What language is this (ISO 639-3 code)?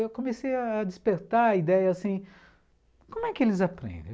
por